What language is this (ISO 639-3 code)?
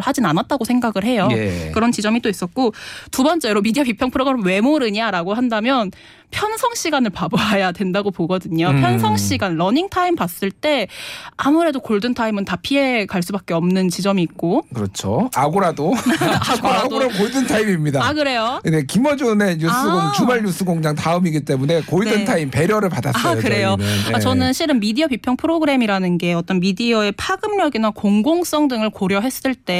kor